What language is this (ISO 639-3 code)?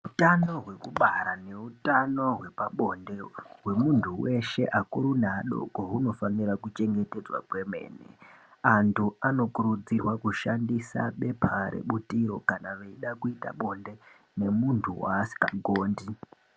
ndc